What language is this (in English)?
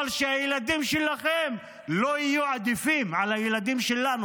Hebrew